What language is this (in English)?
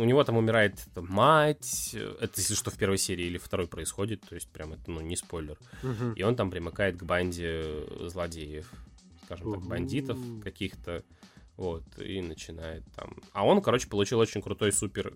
Russian